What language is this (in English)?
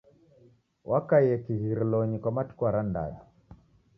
Taita